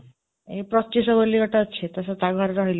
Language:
Odia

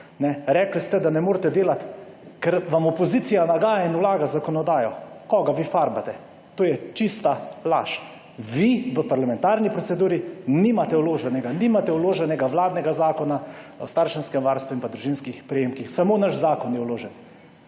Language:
Slovenian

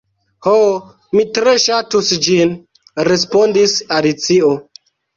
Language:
Esperanto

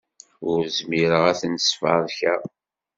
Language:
Kabyle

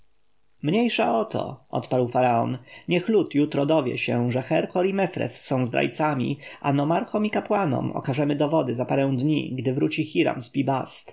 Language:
Polish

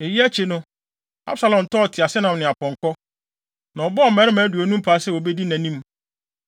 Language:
Akan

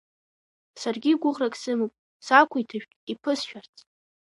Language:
Abkhazian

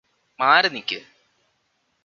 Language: Malayalam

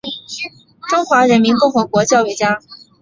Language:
Chinese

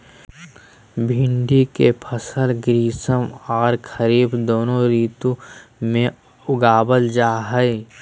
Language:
Magahi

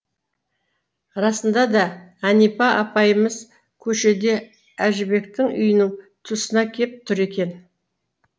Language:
Kazakh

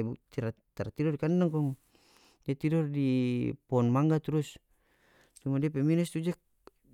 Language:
North Moluccan Malay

